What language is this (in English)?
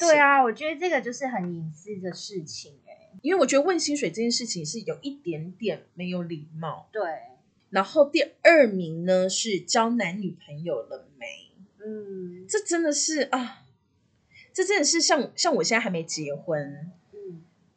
Chinese